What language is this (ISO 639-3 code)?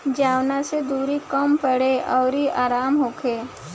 bho